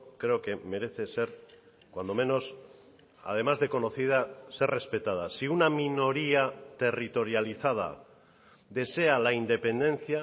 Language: Spanish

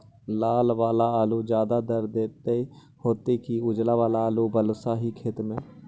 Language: Magahi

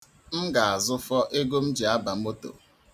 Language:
Igbo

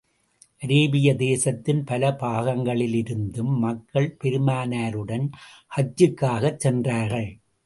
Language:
Tamil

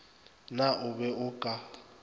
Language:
Northern Sotho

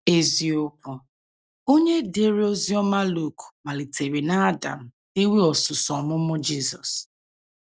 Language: Igbo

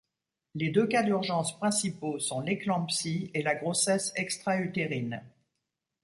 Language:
French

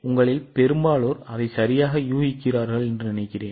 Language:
Tamil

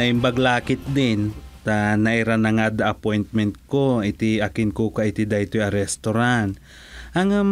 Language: Filipino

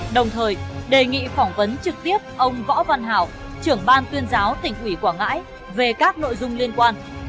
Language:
Vietnamese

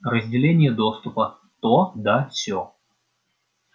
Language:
Russian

